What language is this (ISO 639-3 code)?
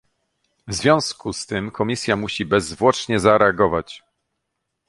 pol